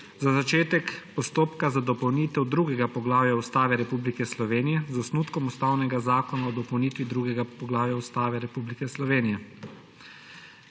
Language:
Slovenian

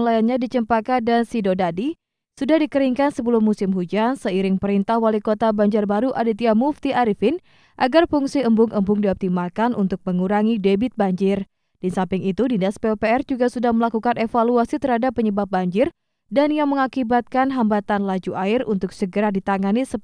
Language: Indonesian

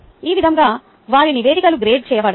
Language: Telugu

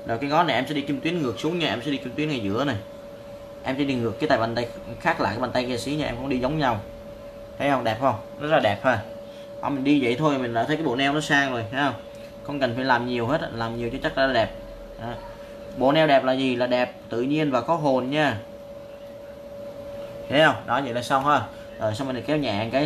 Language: Vietnamese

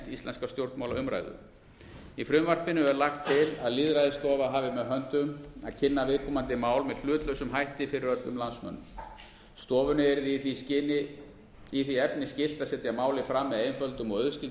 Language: Icelandic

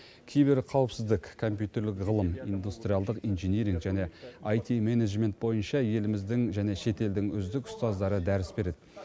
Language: Kazakh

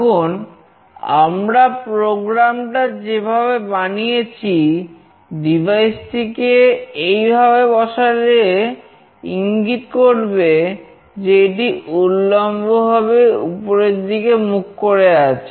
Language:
Bangla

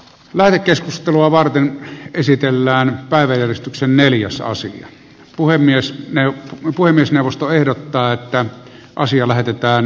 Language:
Finnish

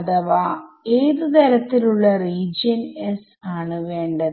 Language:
Malayalam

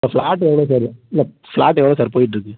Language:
Tamil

